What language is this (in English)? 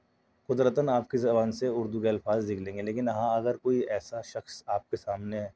Urdu